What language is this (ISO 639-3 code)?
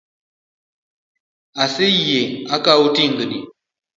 luo